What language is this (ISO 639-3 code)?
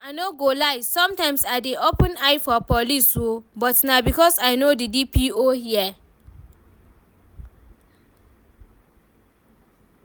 pcm